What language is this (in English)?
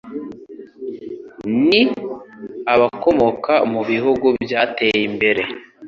Kinyarwanda